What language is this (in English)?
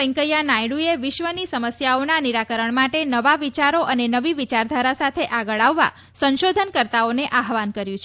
Gujarati